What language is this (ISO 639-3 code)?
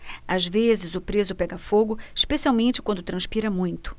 por